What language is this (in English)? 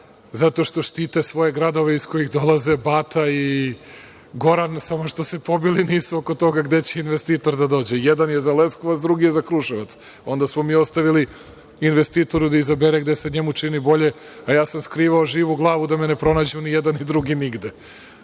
Serbian